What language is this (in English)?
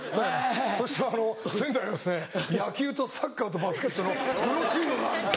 Japanese